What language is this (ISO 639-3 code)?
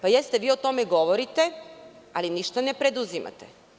srp